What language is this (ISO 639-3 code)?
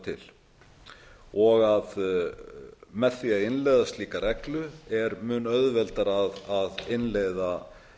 isl